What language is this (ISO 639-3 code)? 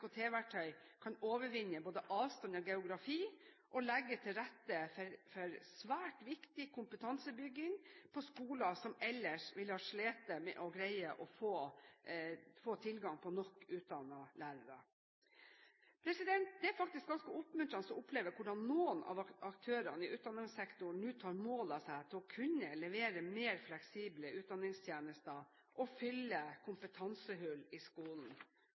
nob